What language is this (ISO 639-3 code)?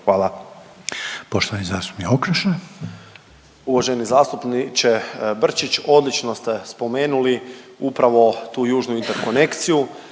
hrv